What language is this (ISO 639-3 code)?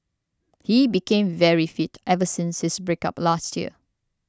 eng